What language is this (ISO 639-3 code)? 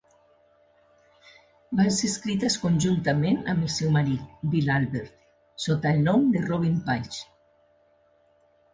cat